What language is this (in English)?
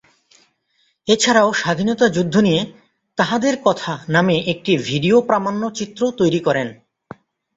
Bangla